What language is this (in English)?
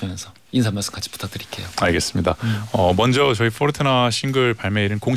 Korean